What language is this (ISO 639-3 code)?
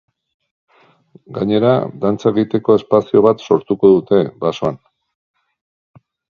eus